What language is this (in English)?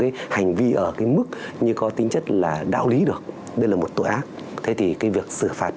Vietnamese